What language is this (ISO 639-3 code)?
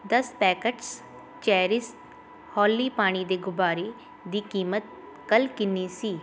pan